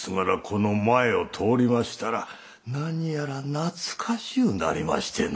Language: Japanese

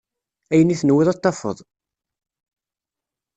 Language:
Kabyle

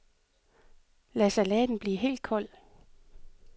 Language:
Danish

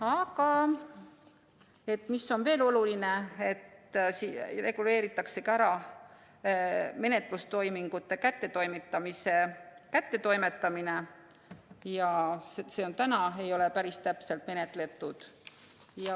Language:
Estonian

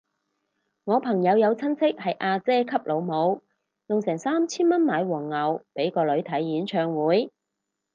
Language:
Cantonese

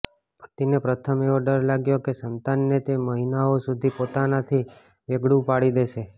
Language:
Gujarati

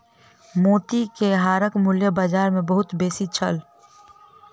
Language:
Maithili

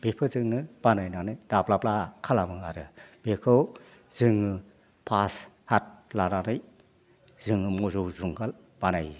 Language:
Bodo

